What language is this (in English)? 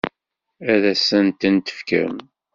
Kabyle